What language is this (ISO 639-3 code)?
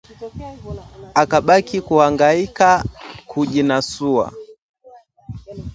swa